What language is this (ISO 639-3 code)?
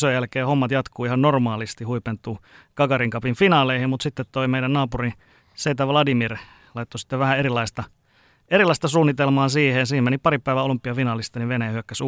fin